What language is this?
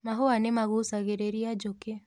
Kikuyu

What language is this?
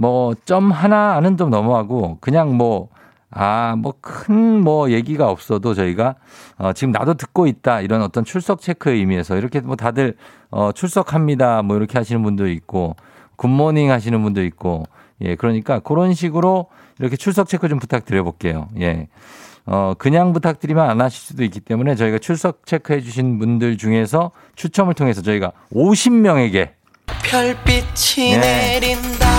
Korean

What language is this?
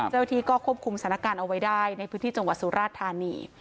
Thai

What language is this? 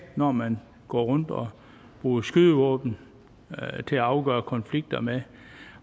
Danish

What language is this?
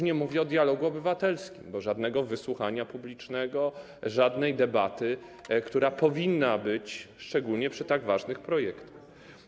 Polish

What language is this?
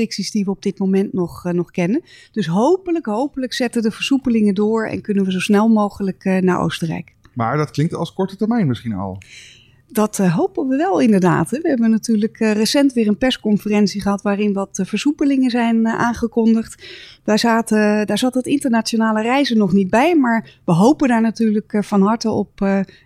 Dutch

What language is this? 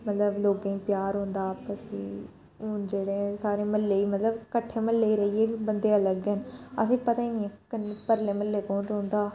Dogri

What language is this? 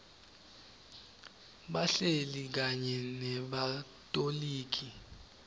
Swati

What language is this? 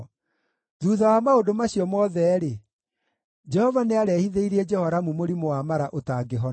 Kikuyu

